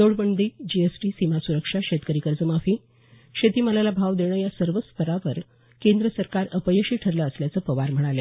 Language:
Marathi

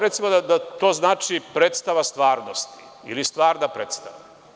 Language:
Serbian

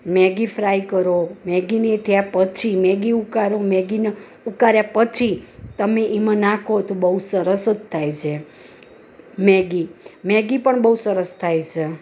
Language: Gujarati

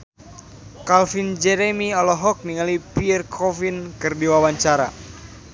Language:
Sundanese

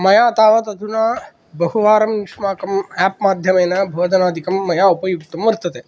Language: Sanskrit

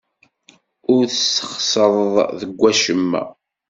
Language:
Kabyle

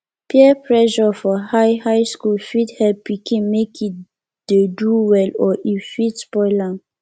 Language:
Nigerian Pidgin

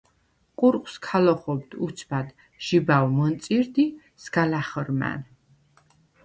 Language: Svan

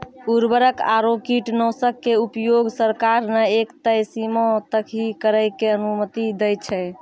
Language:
Maithili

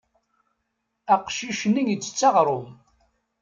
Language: Kabyle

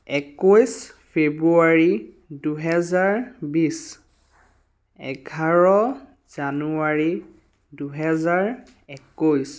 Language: Assamese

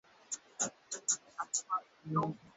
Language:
Swahili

